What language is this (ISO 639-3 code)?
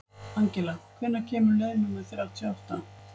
isl